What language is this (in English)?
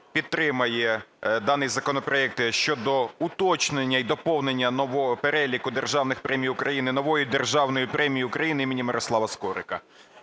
Ukrainian